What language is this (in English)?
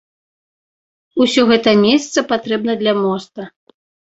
Belarusian